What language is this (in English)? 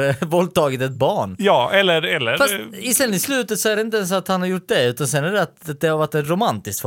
Swedish